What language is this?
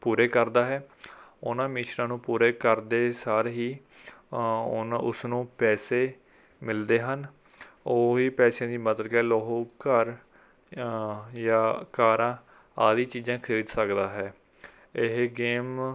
Punjabi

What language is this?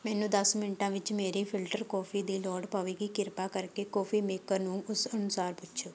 Punjabi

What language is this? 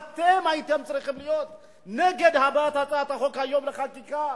Hebrew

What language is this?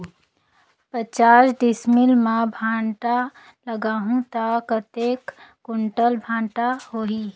Chhattisgarhi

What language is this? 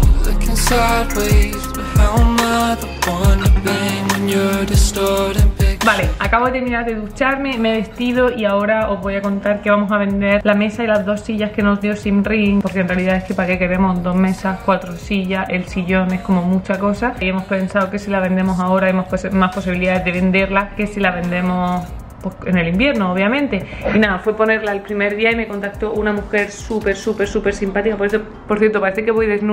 Spanish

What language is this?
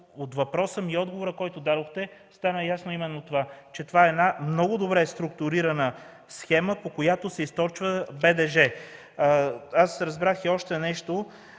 Bulgarian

